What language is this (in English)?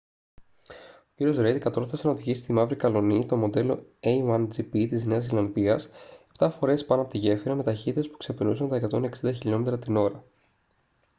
Greek